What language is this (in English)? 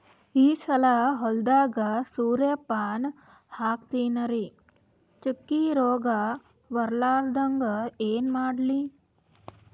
Kannada